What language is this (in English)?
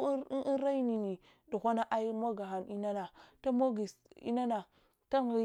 Hwana